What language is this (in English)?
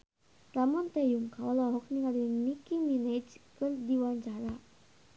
Sundanese